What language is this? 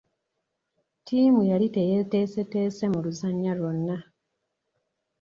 Ganda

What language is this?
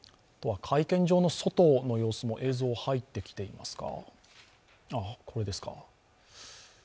Japanese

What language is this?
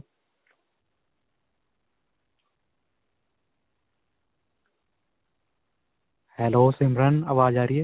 Punjabi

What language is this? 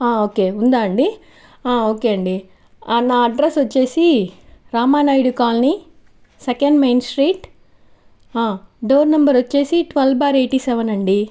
Telugu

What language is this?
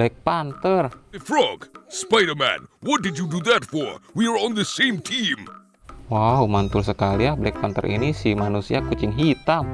Indonesian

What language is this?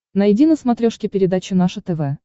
Russian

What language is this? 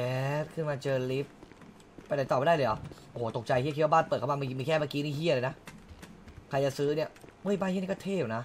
Thai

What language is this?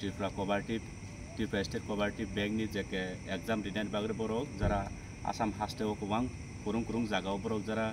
Bangla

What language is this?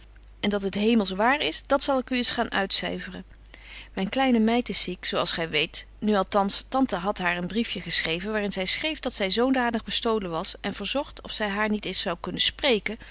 Dutch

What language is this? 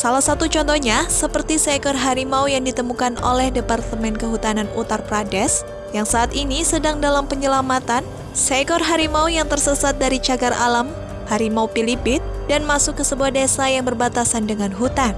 Indonesian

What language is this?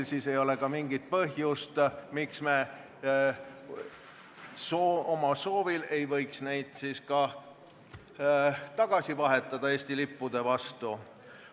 Estonian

